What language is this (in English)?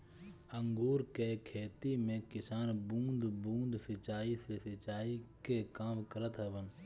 Bhojpuri